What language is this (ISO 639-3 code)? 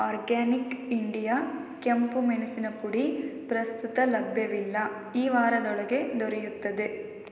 kan